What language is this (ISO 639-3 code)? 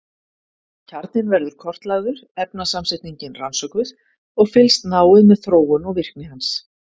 isl